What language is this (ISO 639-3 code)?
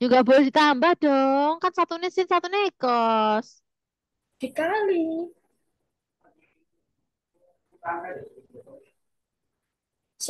ind